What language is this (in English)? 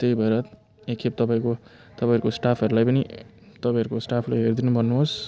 Nepali